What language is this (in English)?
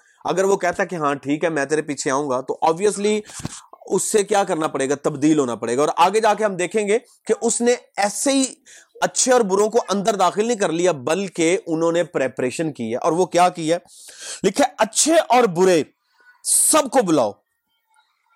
Urdu